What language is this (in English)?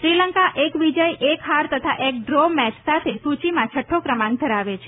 Gujarati